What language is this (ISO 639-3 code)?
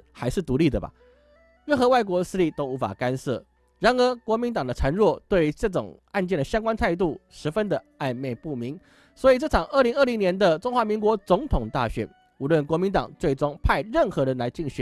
zho